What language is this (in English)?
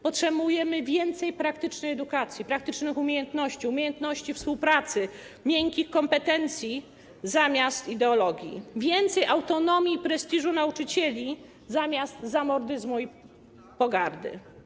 Polish